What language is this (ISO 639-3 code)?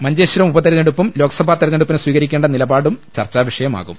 mal